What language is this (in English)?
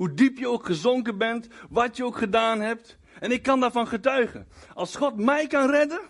Dutch